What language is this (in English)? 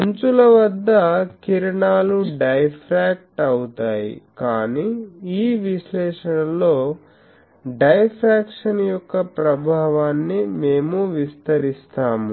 Telugu